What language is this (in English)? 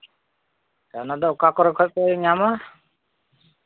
Santali